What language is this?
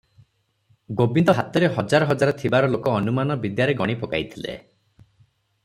Odia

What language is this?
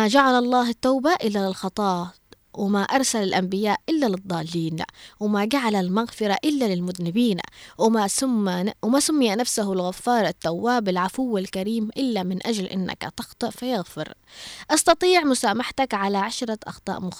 Arabic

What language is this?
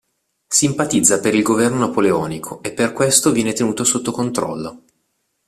Italian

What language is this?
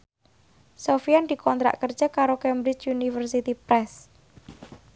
Javanese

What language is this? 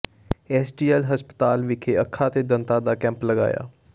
Punjabi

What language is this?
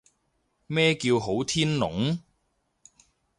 Cantonese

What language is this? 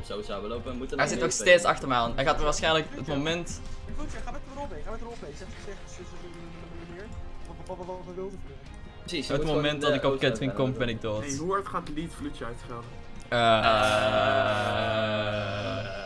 Dutch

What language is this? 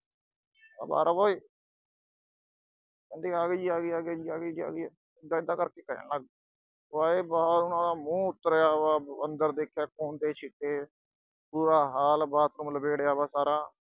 Punjabi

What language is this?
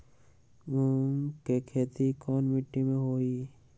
Magahi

